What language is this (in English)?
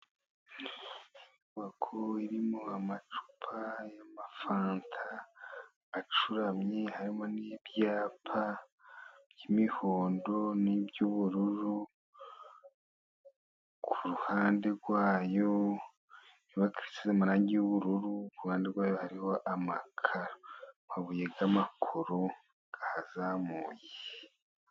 Kinyarwanda